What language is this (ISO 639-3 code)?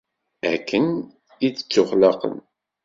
kab